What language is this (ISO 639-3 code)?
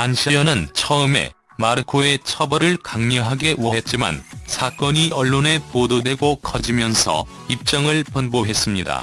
kor